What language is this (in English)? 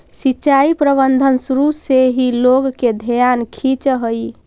Magahi